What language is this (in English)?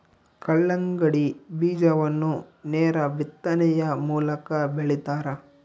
Kannada